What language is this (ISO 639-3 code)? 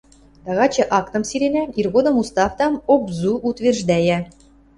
mrj